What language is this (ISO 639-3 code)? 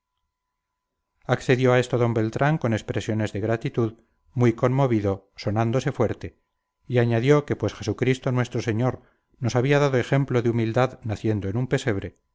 spa